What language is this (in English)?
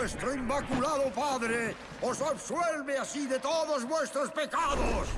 Spanish